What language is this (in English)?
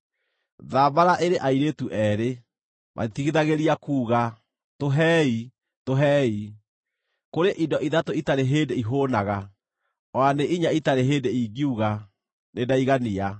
Kikuyu